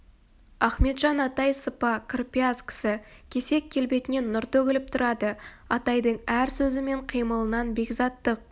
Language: Kazakh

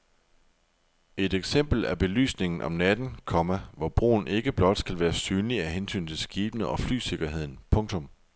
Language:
Danish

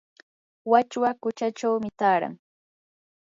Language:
Yanahuanca Pasco Quechua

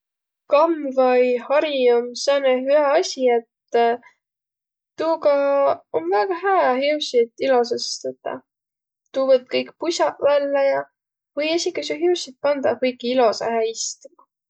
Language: Võro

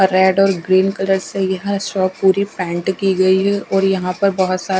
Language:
Hindi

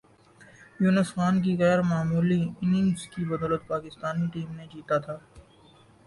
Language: Urdu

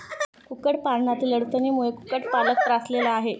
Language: Marathi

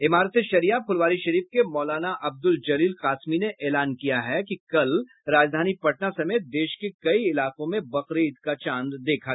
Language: Hindi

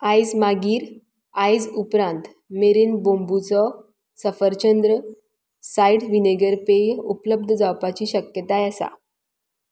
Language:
Konkani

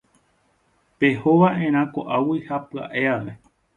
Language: Guarani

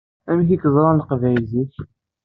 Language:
Kabyle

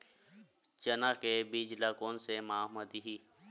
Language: Chhattisgarhi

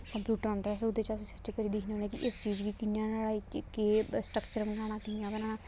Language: Dogri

